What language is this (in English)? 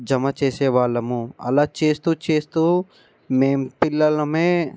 Telugu